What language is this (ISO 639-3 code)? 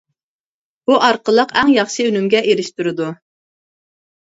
uig